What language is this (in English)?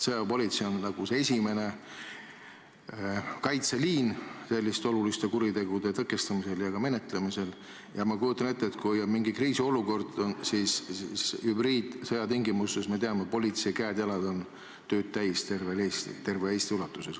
Estonian